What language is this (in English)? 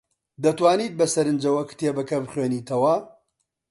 Central Kurdish